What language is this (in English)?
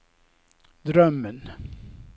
Swedish